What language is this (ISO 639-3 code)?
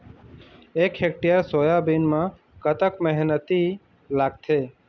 hne